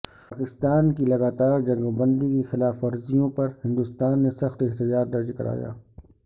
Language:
Urdu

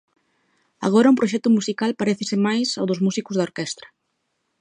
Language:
Galician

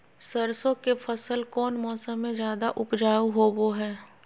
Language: Magahi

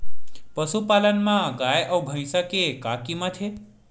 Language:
Chhattisgarhi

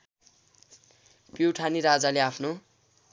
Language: Nepali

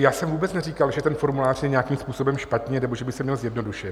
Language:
Czech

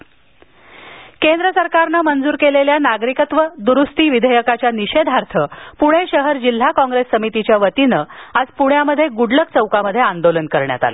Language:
Marathi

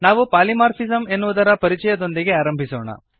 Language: Kannada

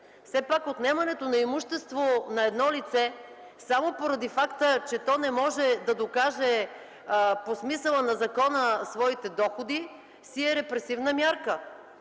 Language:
Bulgarian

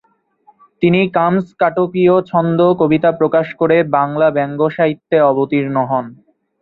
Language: Bangla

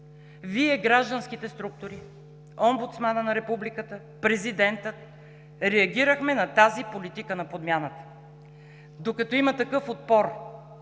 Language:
Bulgarian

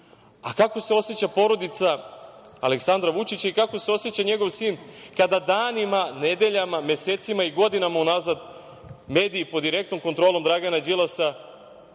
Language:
Serbian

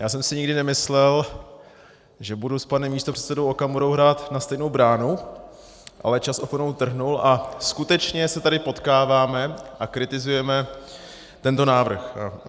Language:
Czech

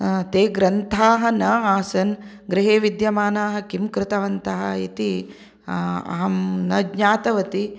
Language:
Sanskrit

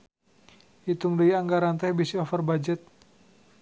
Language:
Sundanese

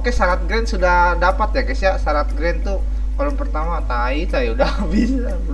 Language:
Indonesian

